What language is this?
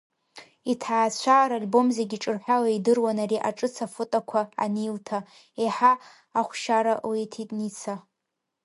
Abkhazian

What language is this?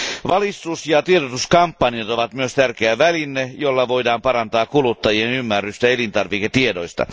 Finnish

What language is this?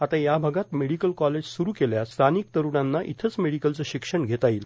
Marathi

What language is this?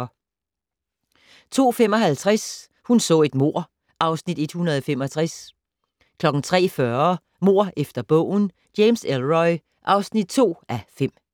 Danish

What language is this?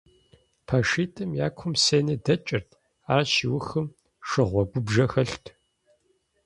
Kabardian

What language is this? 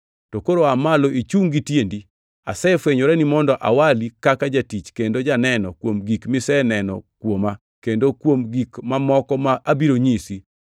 Luo (Kenya and Tanzania)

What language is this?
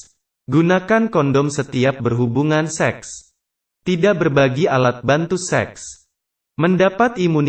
Indonesian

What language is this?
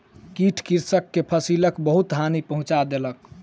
Maithili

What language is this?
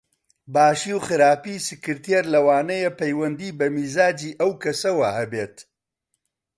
Central Kurdish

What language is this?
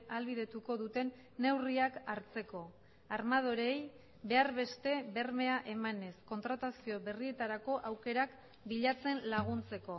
Basque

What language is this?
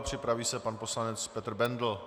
Czech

